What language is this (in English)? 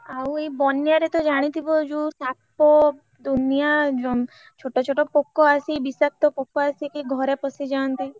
Odia